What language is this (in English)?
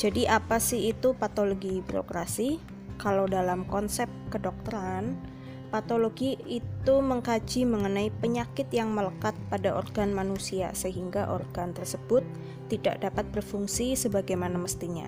Indonesian